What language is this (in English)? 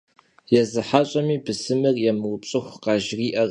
Kabardian